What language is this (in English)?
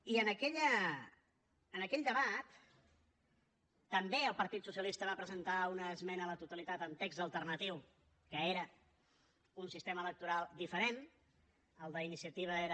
Catalan